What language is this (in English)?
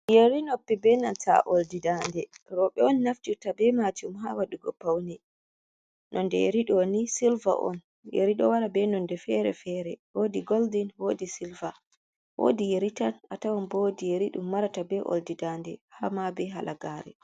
Fula